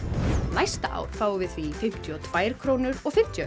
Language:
Icelandic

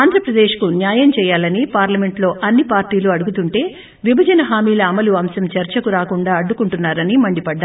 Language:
Telugu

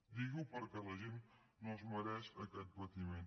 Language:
Catalan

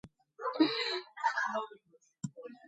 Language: Georgian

